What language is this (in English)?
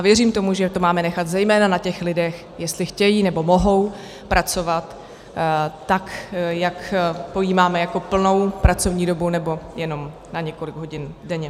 Czech